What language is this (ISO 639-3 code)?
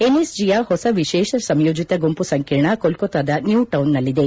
kan